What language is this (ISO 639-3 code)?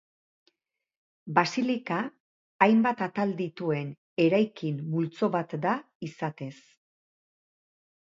eus